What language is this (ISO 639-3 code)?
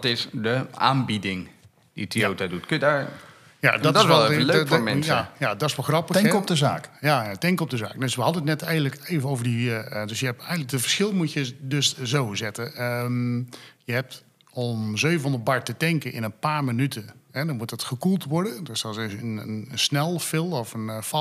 nld